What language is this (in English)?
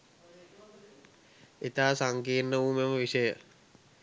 Sinhala